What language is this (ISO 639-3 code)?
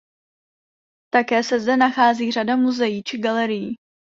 ces